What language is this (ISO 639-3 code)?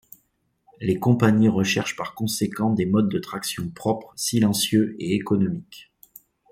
fra